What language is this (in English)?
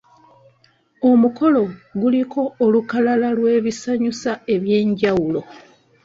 Ganda